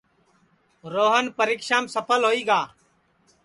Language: Sansi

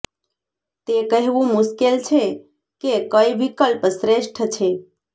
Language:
Gujarati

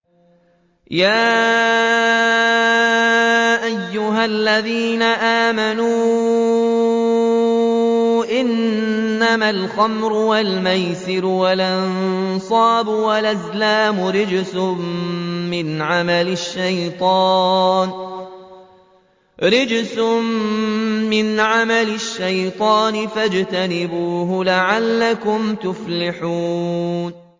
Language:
Arabic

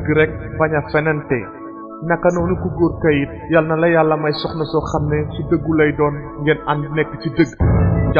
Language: Arabic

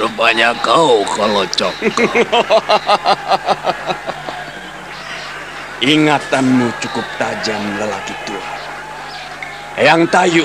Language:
Indonesian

